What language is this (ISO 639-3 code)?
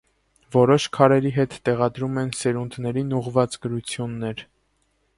hye